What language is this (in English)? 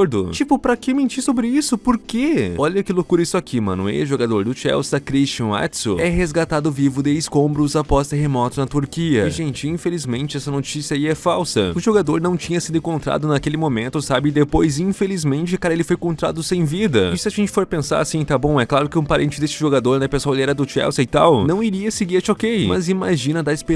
Portuguese